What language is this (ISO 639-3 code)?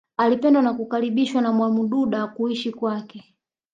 swa